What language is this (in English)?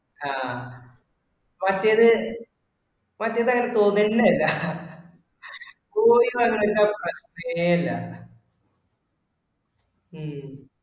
Malayalam